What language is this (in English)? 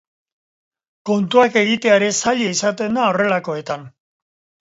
Basque